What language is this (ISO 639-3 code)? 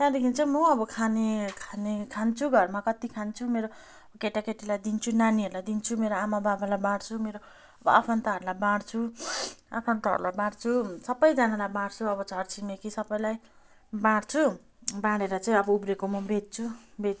nep